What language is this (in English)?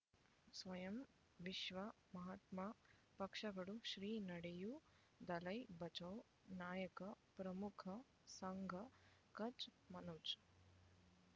Kannada